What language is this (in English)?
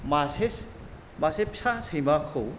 Bodo